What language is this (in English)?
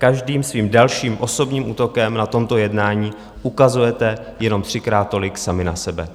Czech